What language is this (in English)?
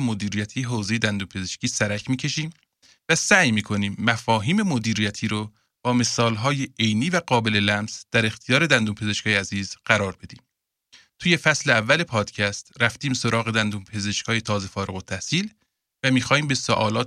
Persian